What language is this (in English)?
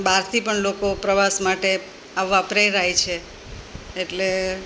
Gujarati